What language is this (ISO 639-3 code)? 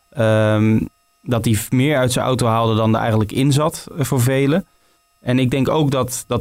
nld